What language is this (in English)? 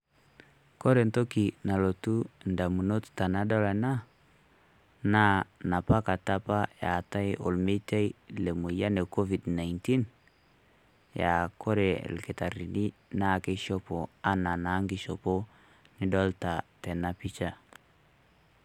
Masai